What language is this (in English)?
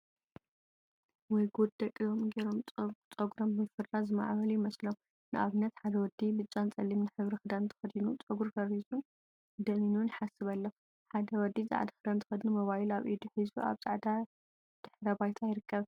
Tigrinya